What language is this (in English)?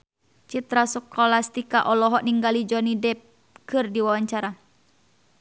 Sundanese